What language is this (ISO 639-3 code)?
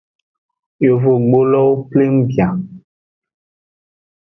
ajg